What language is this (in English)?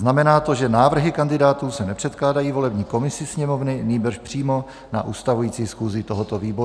Czech